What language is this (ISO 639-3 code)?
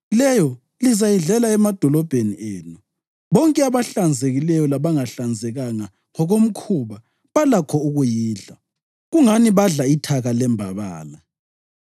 nde